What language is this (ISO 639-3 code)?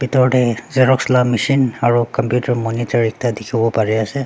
nag